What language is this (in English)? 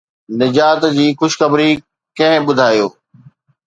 Sindhi